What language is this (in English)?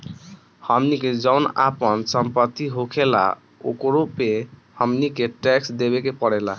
Bhojpuri